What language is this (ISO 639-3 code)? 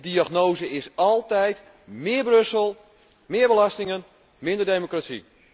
nld